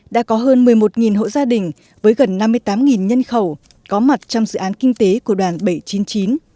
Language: Vietnamese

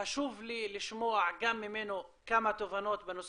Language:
Hebrew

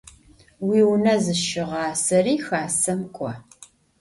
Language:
Adyghe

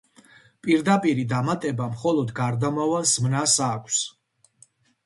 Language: Georgian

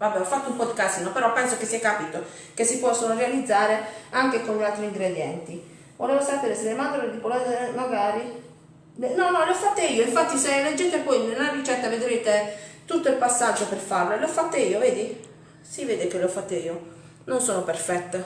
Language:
Italian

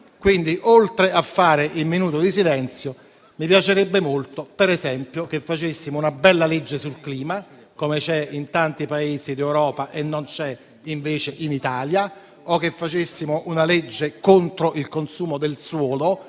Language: Italian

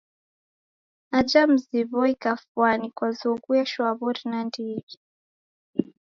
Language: Taita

